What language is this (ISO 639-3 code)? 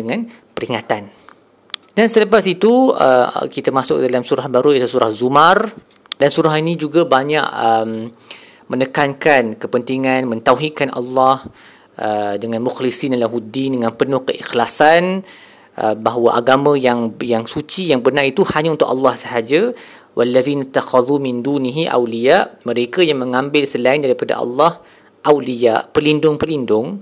msa